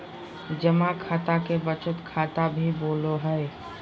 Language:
Magahi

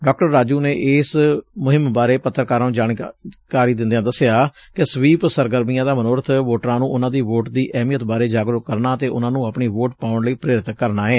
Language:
Punjabi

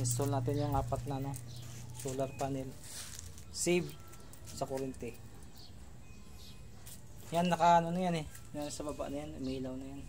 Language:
Filipino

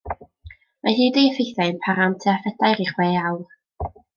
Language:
Welsh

